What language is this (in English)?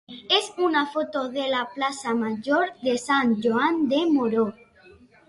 Catalan